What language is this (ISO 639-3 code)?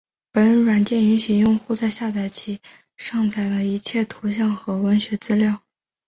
zho